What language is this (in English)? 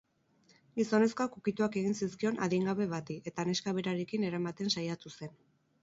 Basque